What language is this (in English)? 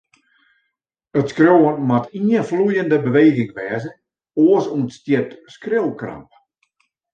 Western Frisian